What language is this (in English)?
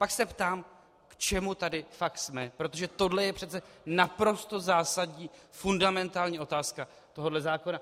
Czech